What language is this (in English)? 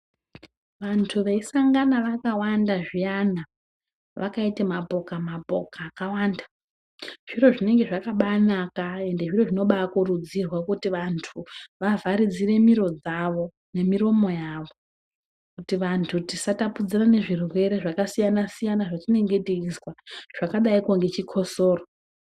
Ndau